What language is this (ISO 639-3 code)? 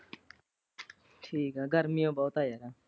pan